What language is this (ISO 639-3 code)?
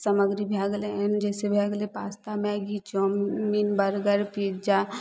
mai